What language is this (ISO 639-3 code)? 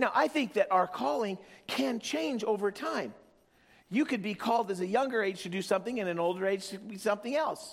eng